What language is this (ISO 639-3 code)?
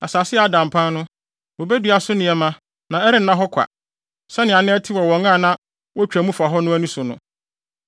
aka